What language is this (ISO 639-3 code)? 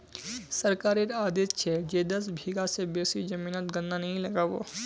mag